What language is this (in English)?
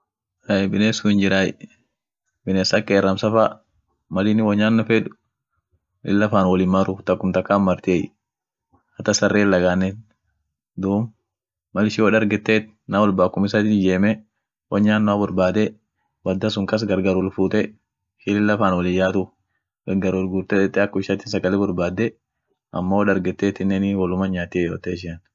Orma